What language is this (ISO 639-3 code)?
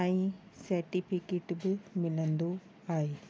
snd